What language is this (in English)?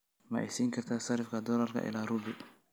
Somali